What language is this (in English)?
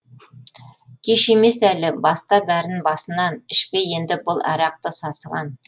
Kazakh